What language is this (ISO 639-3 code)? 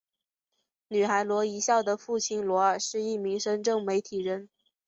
zho